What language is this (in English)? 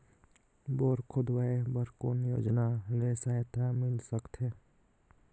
Chhattisgarhi